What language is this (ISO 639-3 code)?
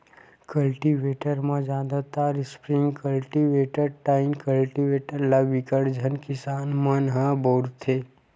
hne